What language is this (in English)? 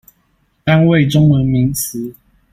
Chinese